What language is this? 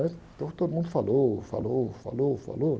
Portuguese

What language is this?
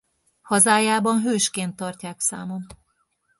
Hungarian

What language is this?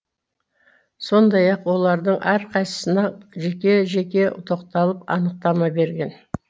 Kazakh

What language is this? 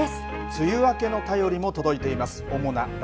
Japanese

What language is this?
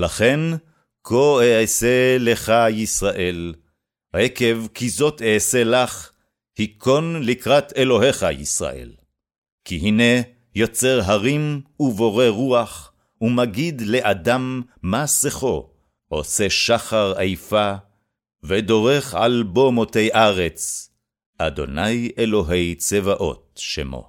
Hebrew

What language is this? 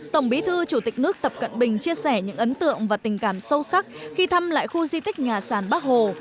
Vietnamese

